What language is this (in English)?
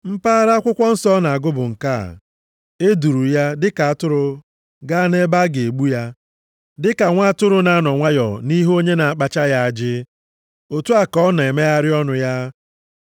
Igbo